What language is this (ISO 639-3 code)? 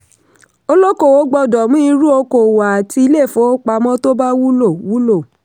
yor